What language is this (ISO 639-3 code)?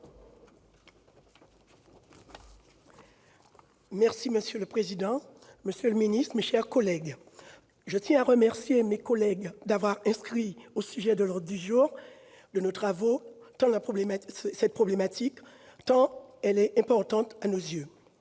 fra